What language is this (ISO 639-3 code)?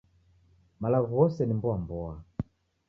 dav